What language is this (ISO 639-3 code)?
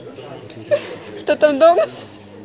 rus